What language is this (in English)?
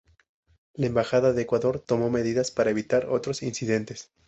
Spanish